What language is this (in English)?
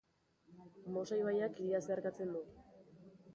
Basque